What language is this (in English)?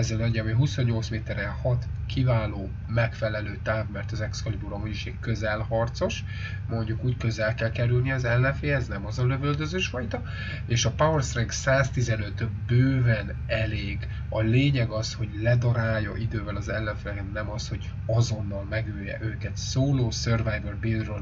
Hungarian